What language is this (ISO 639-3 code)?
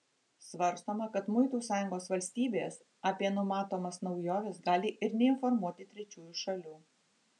lit